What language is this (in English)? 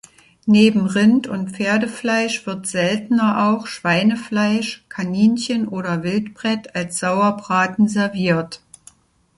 German